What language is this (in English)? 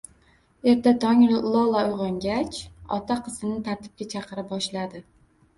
Uzbek